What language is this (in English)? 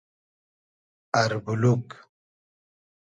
Hazaragi